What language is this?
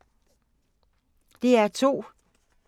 Danish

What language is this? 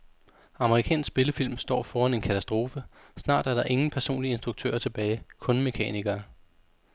Danish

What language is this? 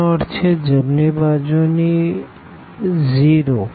Gujarati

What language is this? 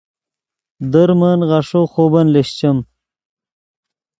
Yidgha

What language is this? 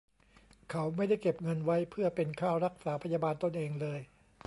Thai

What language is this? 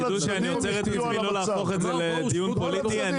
Hebrew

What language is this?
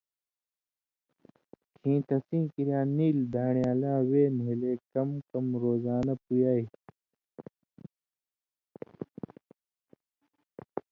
Indus Kohistani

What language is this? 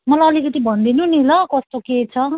Nepali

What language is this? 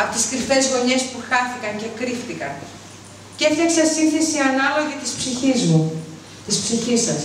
Greek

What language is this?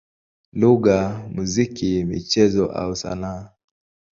Swahili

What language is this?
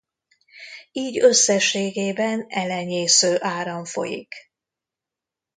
Hungarian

